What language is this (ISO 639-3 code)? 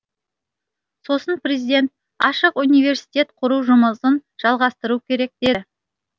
kaz